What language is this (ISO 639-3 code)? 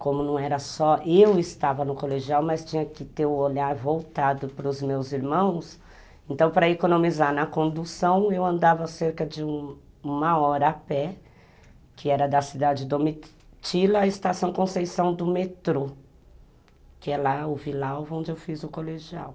por